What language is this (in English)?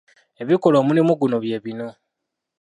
Ganda